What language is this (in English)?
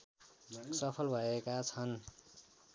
Nepali